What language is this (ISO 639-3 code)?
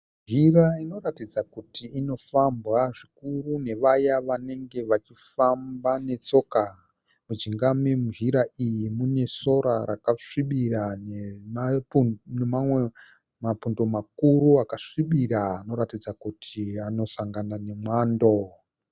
sna